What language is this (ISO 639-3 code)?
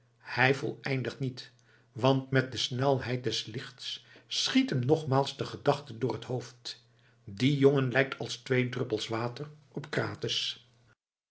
nld